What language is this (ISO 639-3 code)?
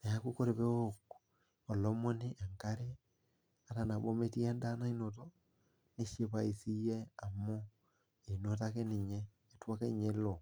mas